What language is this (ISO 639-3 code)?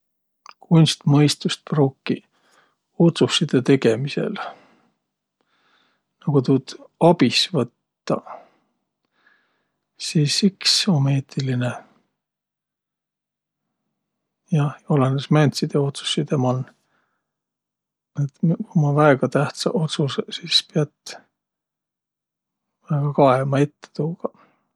vro